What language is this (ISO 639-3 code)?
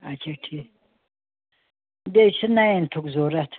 kas